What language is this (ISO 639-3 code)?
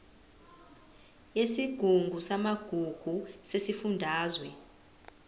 zul